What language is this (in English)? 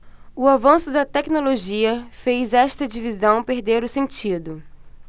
Portuguese